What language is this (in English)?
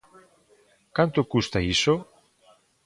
Galician